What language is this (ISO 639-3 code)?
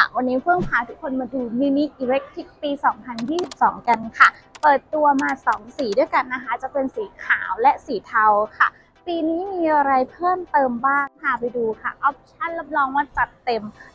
tha